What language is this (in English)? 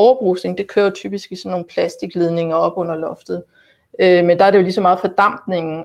Danish